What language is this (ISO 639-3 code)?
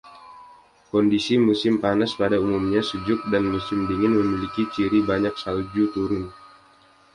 ind